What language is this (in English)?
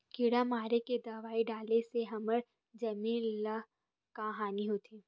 Chhattisgarhi